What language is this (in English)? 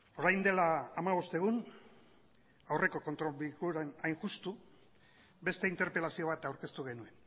Basque